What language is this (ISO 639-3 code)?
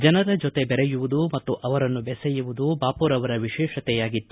kan